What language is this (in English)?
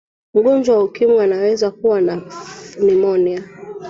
Swahili